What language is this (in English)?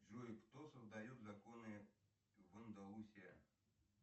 Russian